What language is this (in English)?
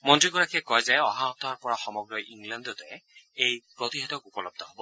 Assamese